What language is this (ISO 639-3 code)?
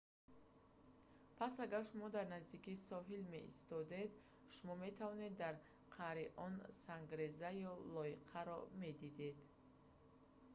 tgk